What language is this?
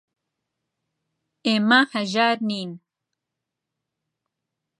Central Kurdish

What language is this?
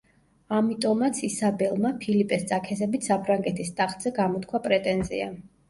Georgian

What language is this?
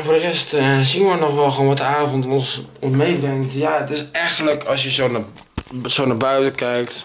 Dutch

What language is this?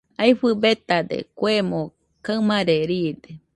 Nüpode Huitoto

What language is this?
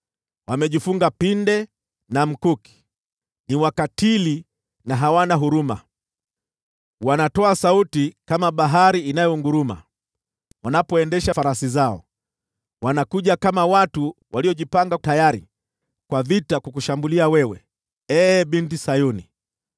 Swahili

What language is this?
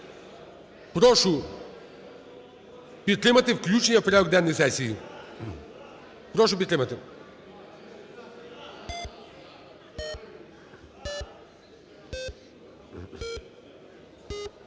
Ukrainian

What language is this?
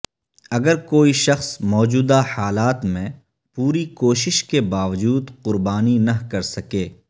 Urdu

